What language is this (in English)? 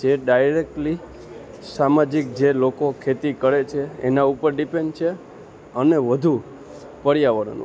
Gujarati